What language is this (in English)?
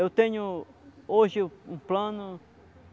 Portuguese